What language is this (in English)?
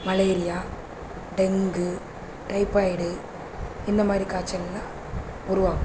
Tamil